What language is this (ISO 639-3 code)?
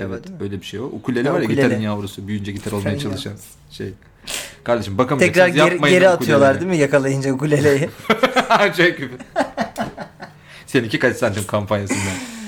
tur